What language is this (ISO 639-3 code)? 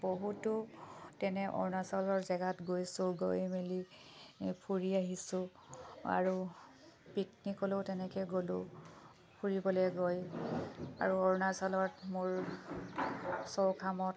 asm